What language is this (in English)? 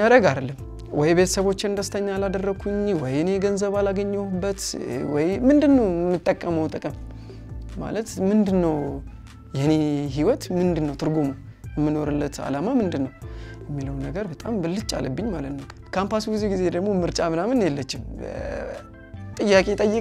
Arabic